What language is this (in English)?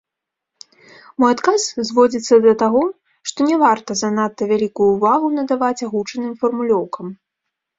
Belarusian